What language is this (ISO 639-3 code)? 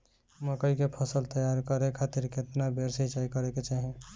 bho